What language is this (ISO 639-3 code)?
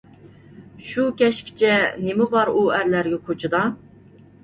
uig